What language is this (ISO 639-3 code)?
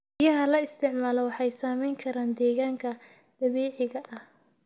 som